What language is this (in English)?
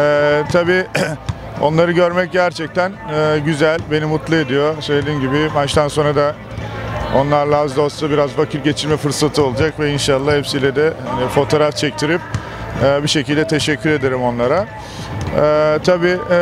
Turkish